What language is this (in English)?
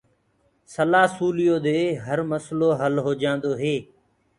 Gurgula